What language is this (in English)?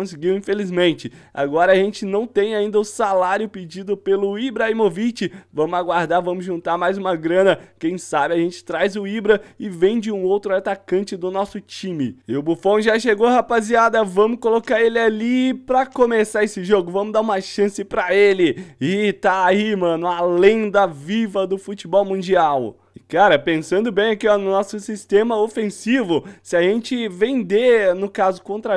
Portuguese